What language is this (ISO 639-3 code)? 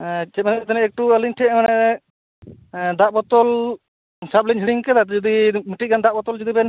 sat